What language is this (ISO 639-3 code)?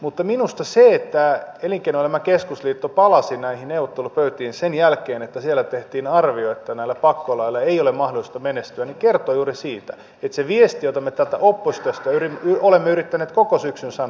fin